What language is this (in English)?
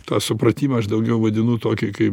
Lithuanian